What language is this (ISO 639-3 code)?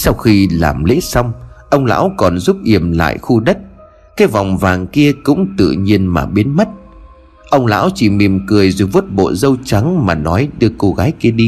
vie